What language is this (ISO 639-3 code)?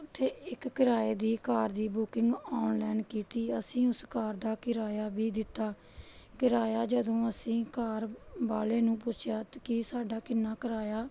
pan